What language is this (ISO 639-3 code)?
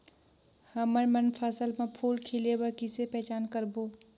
hne